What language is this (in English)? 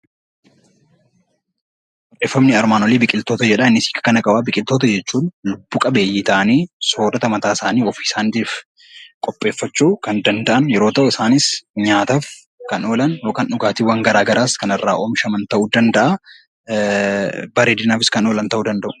Oromo